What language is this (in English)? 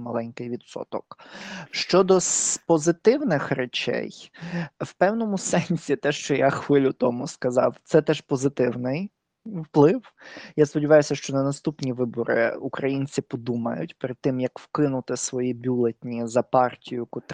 Ukrainian